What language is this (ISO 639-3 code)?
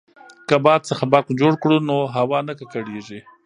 pus